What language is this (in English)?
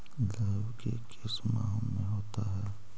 Magahi